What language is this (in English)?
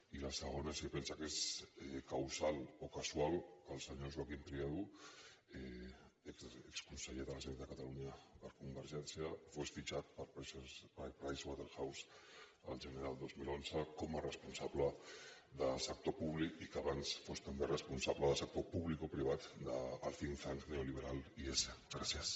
Catalan